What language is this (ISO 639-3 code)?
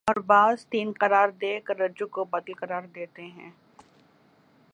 urd